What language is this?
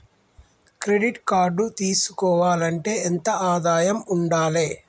Telugu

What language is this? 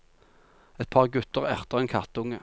Norwegian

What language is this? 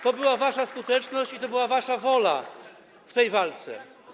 Polish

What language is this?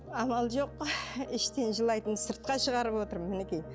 Kazakh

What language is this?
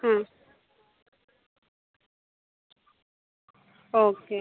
Malayalam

